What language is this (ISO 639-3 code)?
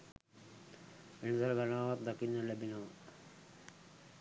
sin